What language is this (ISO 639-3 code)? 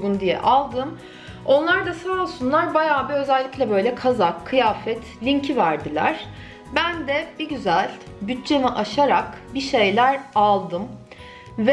tur